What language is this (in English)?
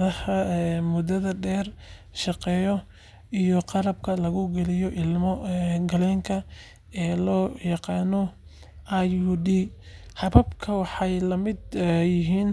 Somali